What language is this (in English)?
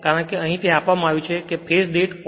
Gujarati